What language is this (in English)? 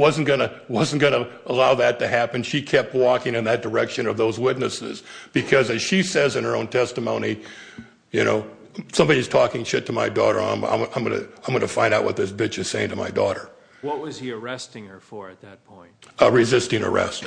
English